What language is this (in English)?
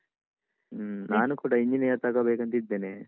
Kannada